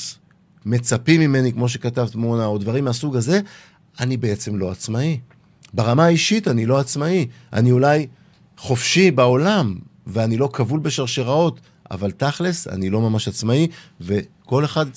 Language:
Hebrew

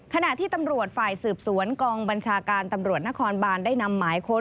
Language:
Thai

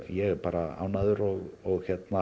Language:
Icelandic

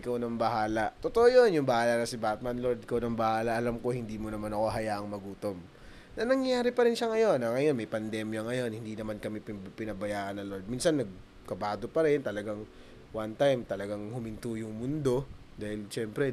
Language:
Filipino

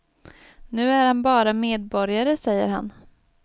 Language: Swedish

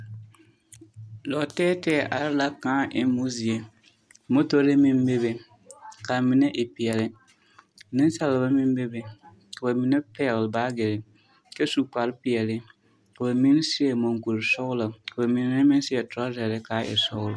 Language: Southern Dagaare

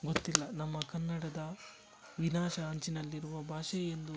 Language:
Kannada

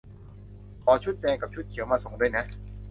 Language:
Thai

